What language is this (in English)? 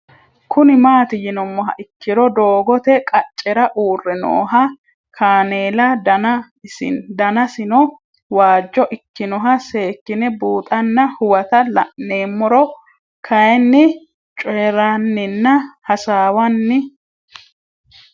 Sidamo